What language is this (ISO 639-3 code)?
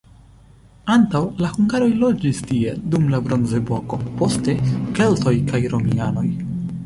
epo